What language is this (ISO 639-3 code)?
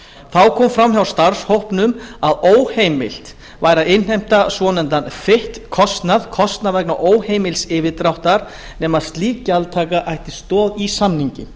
isl